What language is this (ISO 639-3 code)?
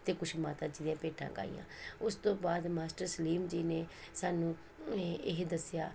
pan